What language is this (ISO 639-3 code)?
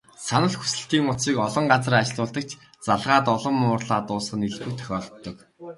mon